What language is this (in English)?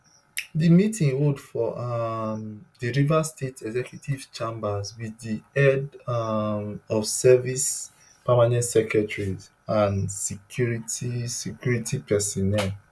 Nigerian Pidgin